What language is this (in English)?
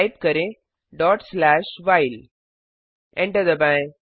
Hindi